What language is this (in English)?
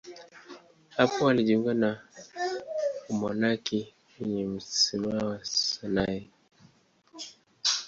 Swahili